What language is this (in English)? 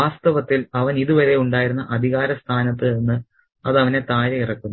Malayalam